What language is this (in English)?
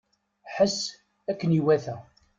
Kabyle